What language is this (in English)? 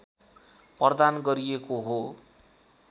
Nepali